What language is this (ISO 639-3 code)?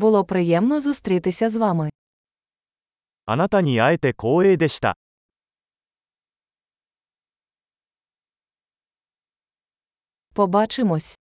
ukr